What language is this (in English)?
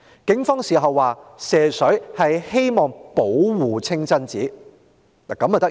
Cantonese